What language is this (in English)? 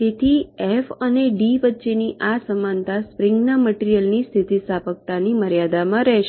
Gujarati